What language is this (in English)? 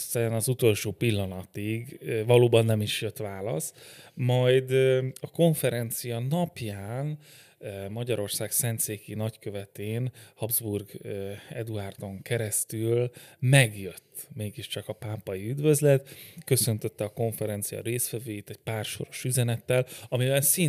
Hungarian